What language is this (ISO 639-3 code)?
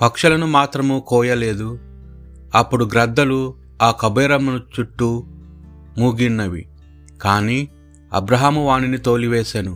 tel